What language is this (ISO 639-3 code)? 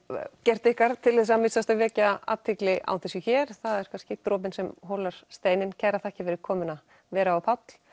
isl